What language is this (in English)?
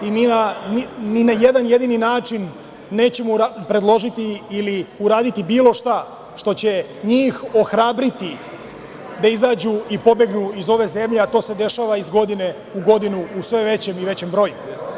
Serbian